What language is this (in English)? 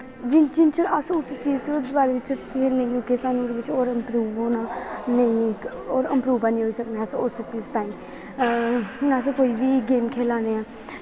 Dogri